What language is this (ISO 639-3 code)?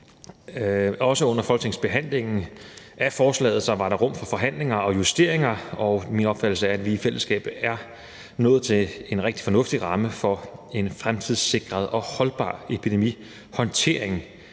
dan